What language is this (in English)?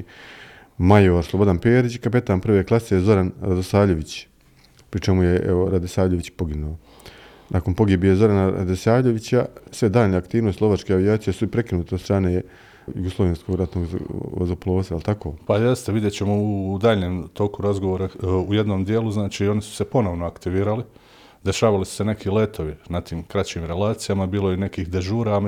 Croatian